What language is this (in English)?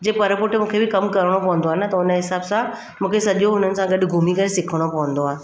Sindhi